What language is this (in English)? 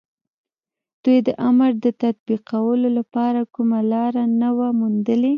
Pashto